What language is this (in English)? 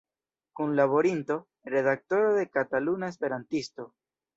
Esperanto